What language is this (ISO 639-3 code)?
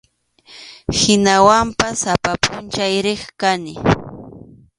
qxu